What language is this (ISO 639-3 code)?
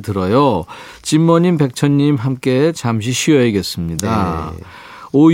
kor